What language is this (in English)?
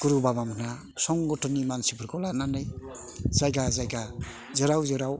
Bodo